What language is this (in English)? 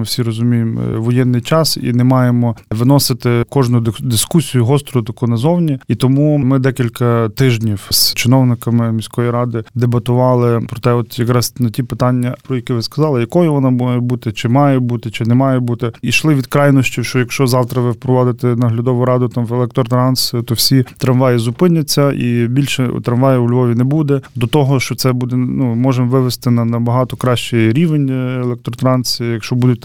Ukrainian